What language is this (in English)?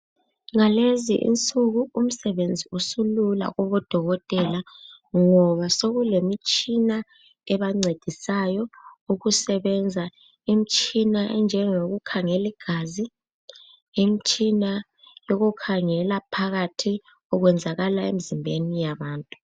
North Ndebele